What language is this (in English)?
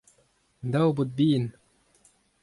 Breton